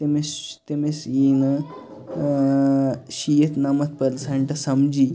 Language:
Kashmiri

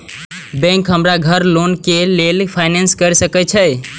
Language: Maithili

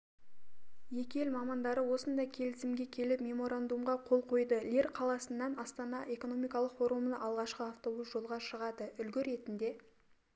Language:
Kazakh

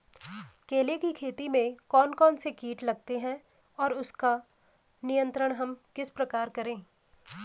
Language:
Hindi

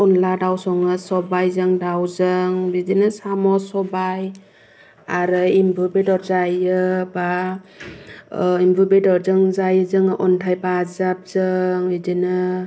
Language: Bodo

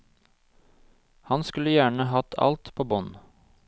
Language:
Norwegian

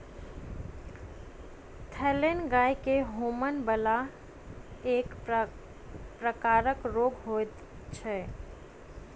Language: Maithili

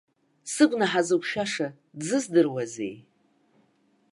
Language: Abkhazian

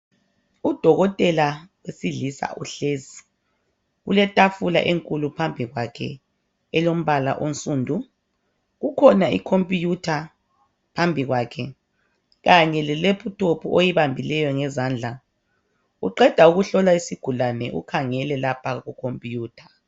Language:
North Ndebele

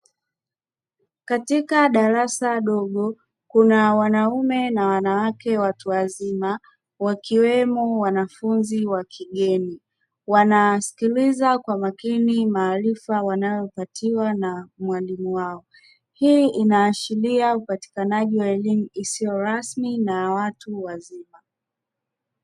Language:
Swahili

